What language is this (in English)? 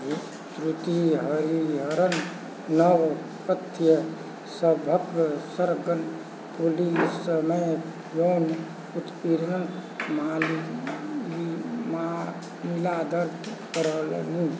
Maithili